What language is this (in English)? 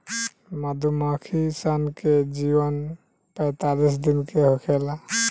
Bhojpuri